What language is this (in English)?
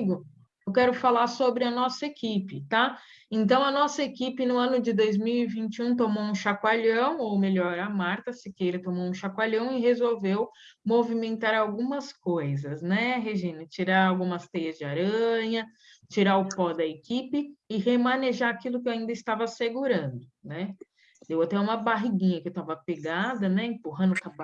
Portuguese